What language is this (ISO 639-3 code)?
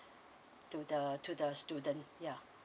eng